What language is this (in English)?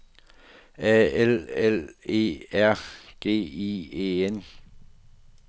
Danish